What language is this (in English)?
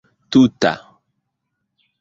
Esperanto